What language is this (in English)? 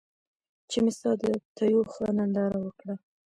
Pashto